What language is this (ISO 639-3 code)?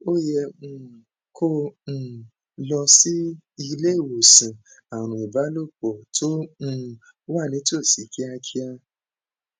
yor